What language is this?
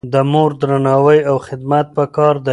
Pashto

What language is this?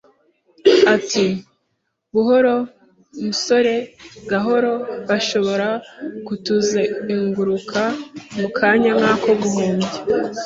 Kinyarwanda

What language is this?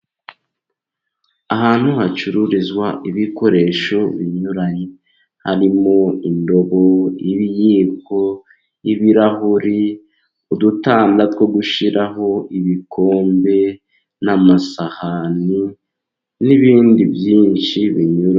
Kinyarwanda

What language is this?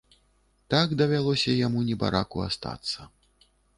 Belarusian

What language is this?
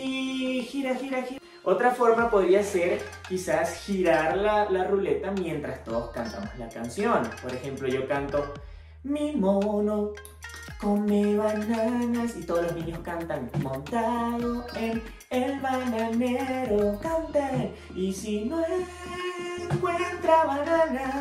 Spanish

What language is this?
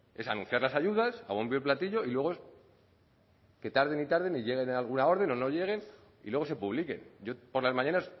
Spanish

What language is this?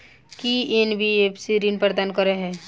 Maithili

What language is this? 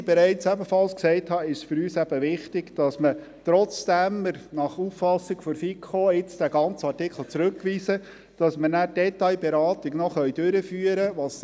Swiss German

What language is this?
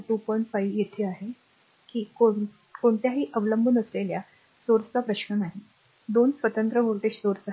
Marathi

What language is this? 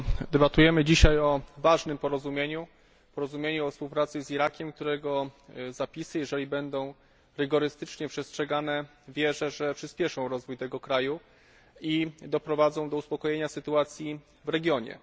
Polish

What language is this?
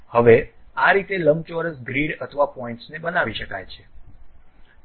Gujarati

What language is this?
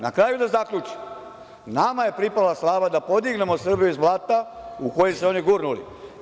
Serbian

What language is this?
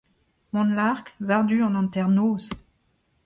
Breton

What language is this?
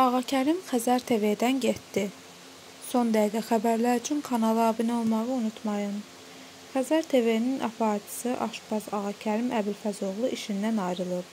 Turkish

